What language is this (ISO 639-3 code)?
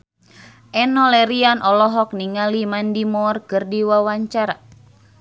sun